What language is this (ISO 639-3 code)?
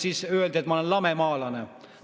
est